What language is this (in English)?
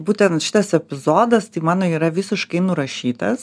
Lithuanian